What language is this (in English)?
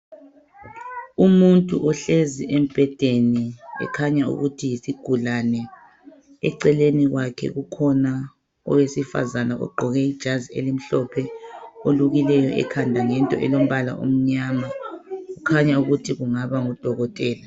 North Ndebele